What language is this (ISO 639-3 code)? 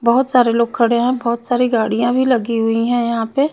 hin